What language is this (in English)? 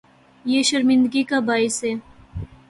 Urdu